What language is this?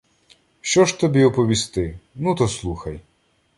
Ukrainian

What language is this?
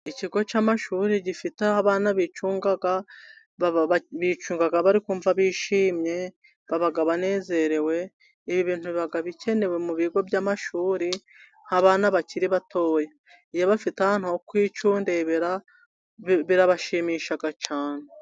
Kinyarwanda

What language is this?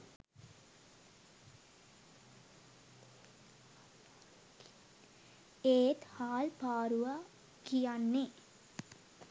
Sinhala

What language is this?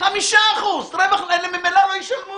Hebrew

